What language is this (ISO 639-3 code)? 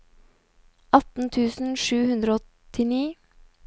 nor